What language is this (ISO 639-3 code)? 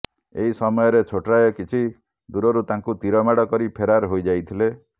ori